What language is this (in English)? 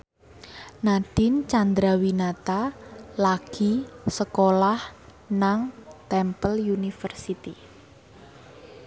Javanese